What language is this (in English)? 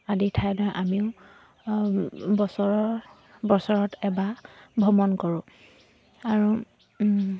Assamese